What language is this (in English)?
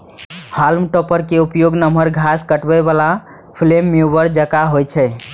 Maithili